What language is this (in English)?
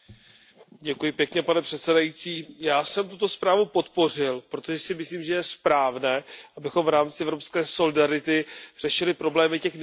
Czech